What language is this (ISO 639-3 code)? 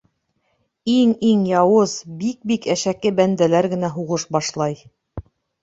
bak